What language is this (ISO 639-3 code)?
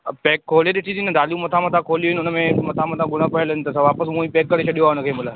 snd